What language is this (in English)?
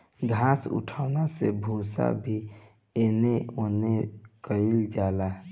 Bhojpuri